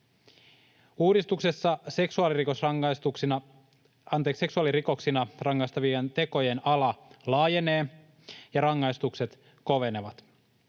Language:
Finnish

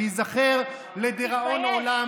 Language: Hebrew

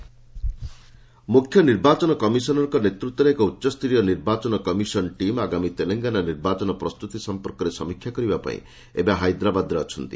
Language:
Odia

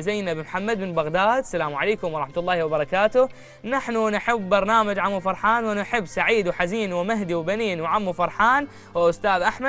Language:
Arabic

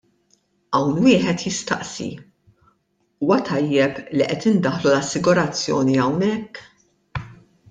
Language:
Maltese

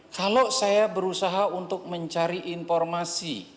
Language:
Indonesian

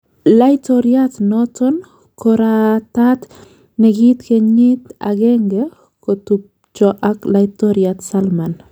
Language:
Kalenjin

